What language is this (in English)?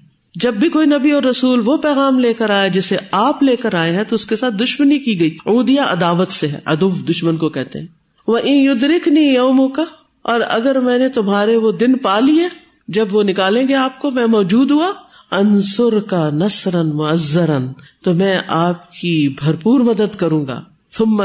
Urdu